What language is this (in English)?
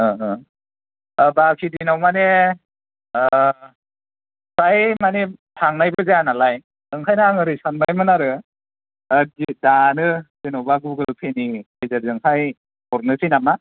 Bodo